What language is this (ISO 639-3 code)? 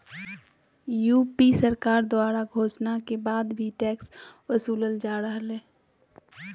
mag